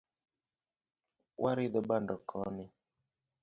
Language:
Luo (Kenya and Tanzania)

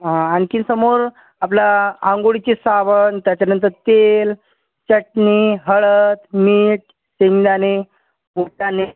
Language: Marathi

